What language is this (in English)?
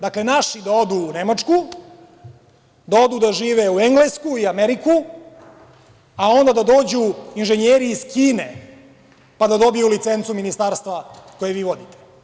Serbian